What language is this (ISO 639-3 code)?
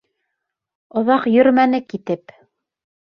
bak